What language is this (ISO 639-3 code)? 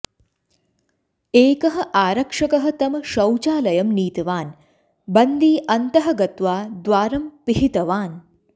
san